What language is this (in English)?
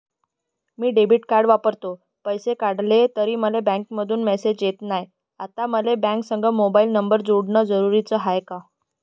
Marathi